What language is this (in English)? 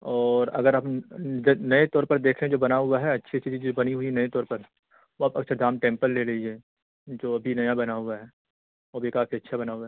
Urdu